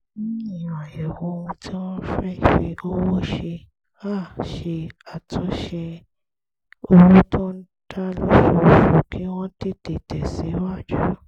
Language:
Yoruba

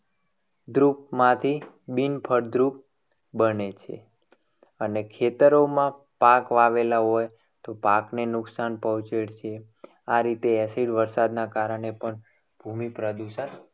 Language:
Gujarati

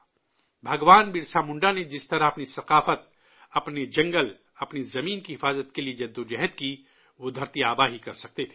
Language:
Urdu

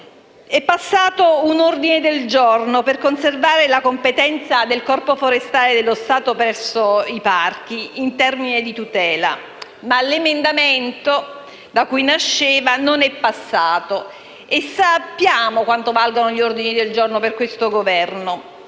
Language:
Italian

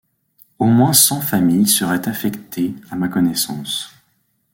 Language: French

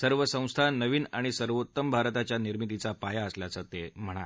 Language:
Marathi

